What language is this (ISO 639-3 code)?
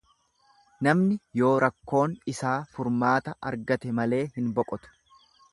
orm